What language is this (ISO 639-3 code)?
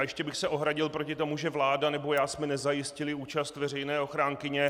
ces